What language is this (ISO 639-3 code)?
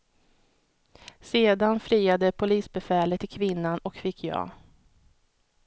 swe